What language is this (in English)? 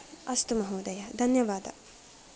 Sanskrit